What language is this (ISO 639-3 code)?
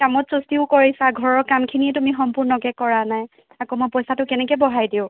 asm